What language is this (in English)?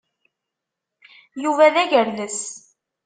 Kabyle